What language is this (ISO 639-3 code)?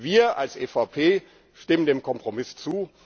deu